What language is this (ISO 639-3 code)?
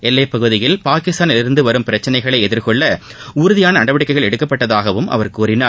tam